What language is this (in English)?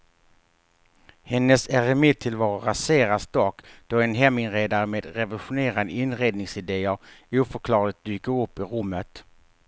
Swedish